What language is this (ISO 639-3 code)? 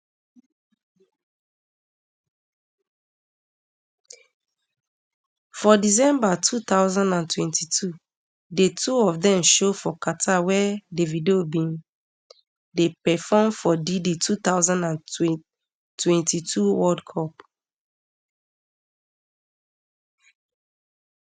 pcm